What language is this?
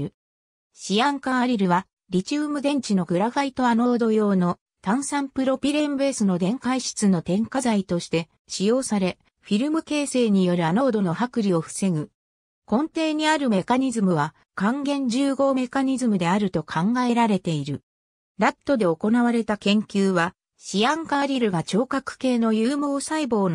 Japanese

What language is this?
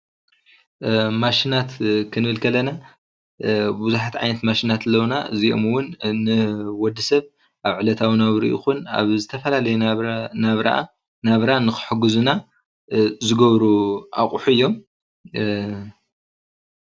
Tigrinya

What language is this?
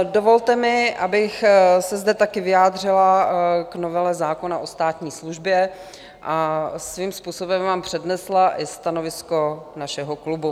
Czech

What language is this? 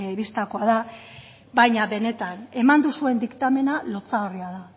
Basque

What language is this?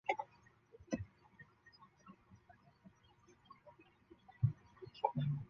Chinese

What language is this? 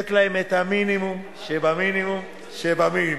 Hebrew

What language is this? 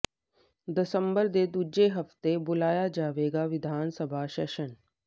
Punjabi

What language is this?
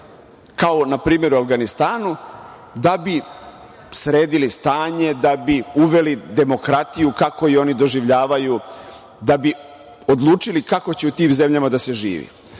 Serbian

